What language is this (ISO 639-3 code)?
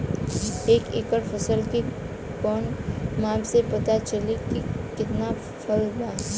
bho